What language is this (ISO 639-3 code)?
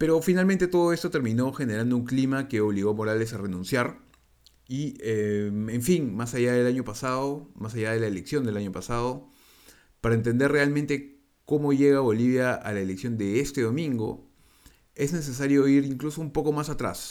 spa